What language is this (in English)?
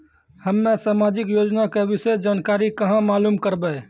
Maithili